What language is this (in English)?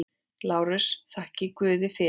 Icelandic